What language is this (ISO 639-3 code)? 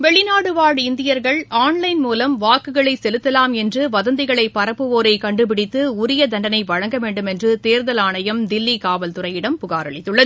tam